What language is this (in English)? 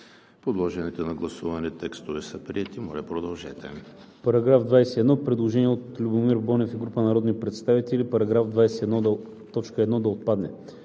Bulgarian